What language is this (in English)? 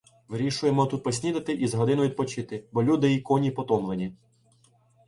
Ukrainian